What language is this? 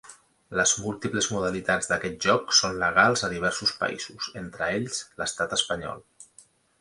Catalan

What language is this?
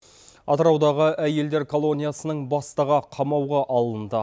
Kazakh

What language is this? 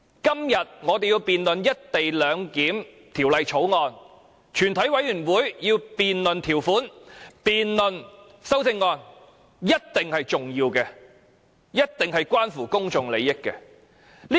Cantonese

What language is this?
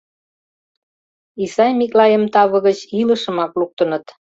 Mari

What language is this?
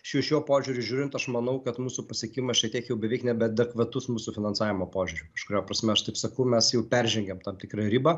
Lithuanian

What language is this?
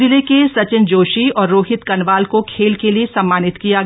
Hindi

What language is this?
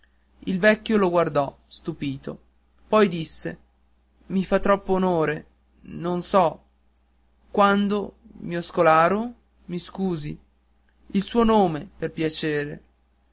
Italian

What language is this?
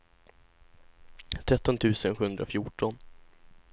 Swedish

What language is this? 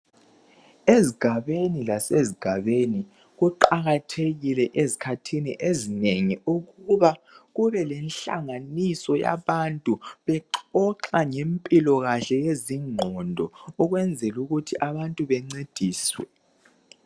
North Ndebele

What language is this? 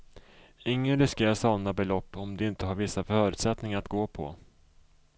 Swedish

